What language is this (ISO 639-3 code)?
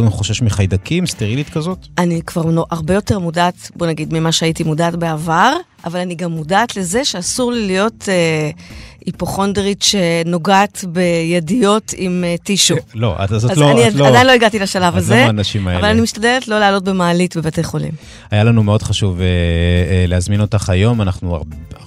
heb